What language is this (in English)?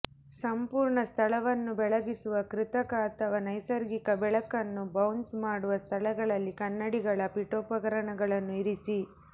Kannada